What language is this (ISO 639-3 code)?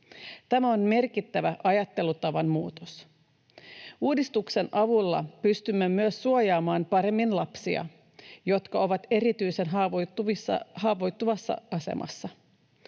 fin